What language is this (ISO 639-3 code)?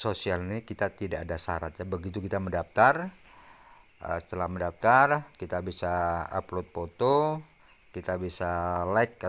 ind